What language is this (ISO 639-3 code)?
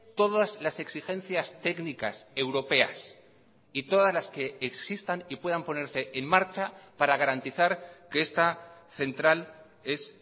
spa